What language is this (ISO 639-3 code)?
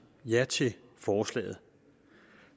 dan